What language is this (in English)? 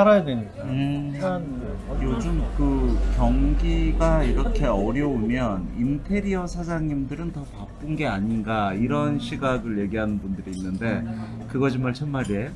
Korean